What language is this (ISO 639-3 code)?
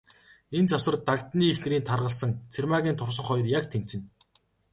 mon